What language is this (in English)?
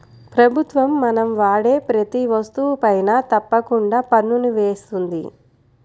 Telugu